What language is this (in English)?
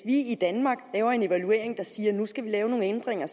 Danish